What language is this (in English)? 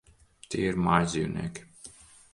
Latvian